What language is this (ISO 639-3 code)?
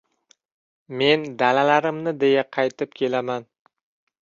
uzb